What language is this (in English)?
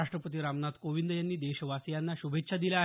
Marathi